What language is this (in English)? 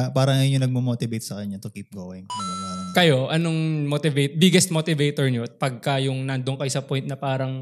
Filipino